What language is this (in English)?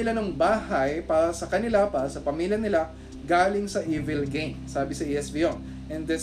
Filipino